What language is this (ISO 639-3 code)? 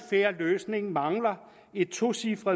dan